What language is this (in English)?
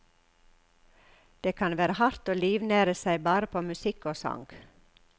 Norwegian